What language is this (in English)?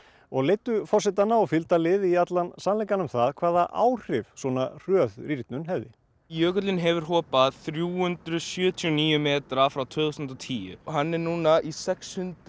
Icelandic